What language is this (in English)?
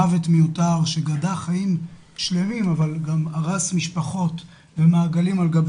Hebrew